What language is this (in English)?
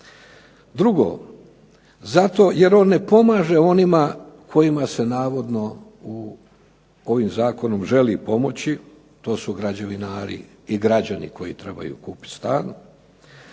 Croatian